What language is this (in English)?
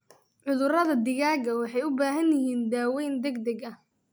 Somali